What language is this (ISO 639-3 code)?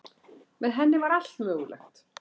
isl